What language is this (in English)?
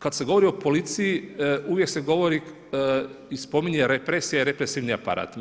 Croatian